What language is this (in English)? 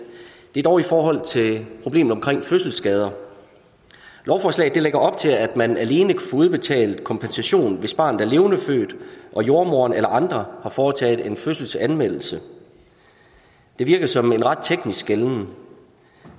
Danish